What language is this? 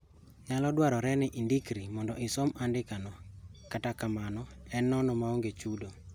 Luo (Kenya and Tanzania)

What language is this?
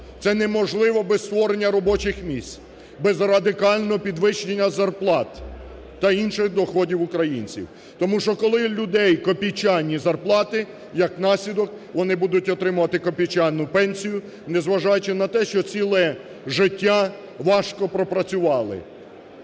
Ukrainian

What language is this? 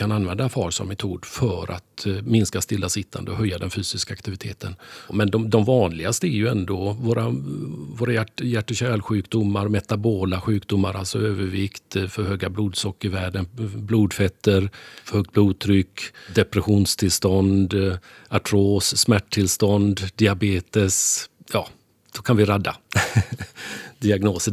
Swedish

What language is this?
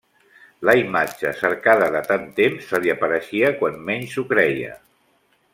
Catalan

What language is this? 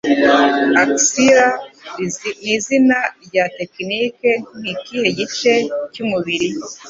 Kinyarwanda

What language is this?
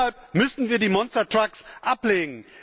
German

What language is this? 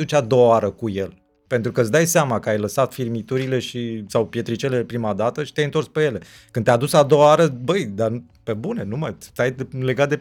Romanian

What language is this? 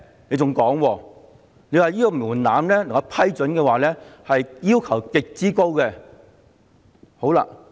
Cantonese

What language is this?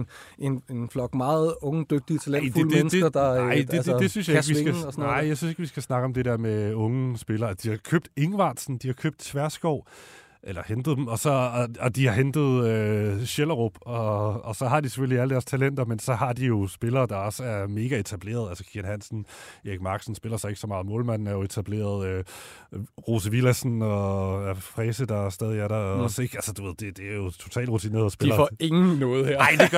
Danish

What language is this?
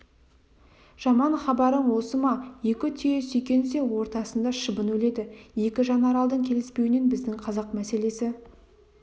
Kazakh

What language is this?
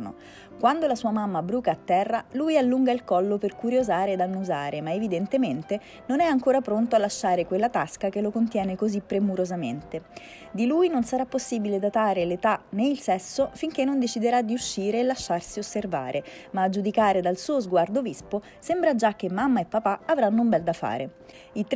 Italian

